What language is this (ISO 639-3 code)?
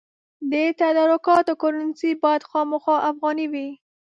pus